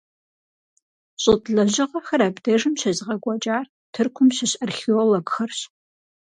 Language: Kabardian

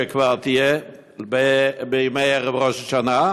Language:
Hebrew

